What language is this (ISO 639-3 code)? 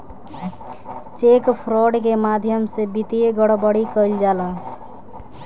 bho